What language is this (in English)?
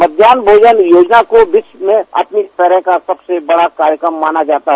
Hindi